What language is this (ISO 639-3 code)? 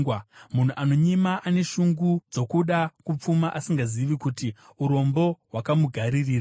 sna